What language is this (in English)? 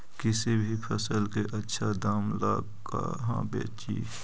Magahi